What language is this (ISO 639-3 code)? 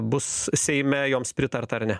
lit